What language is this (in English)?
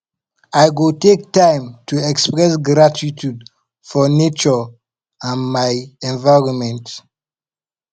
Nigerian Pidgin